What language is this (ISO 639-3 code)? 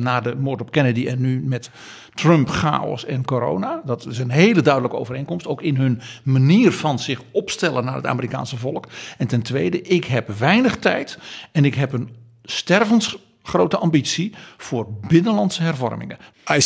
nld